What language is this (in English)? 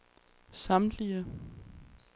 Danish